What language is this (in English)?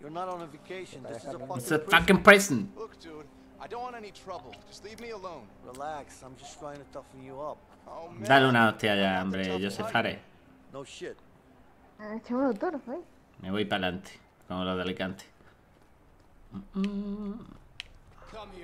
Spanish